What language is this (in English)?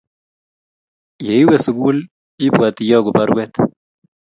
Kalenjin